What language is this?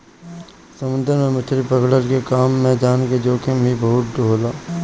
Bhojpuri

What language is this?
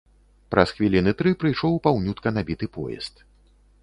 Belarusian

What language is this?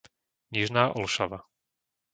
Slovak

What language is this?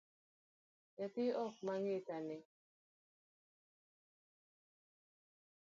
Luo (Kenya and Tanzania)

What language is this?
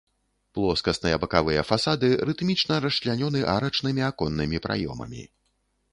Belarusian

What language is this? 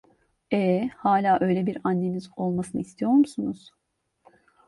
Turkish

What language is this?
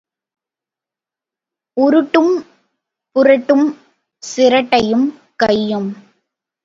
Tamil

